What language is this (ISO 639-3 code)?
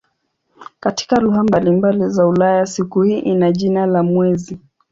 swa